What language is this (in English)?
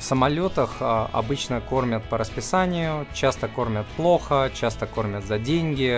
Russian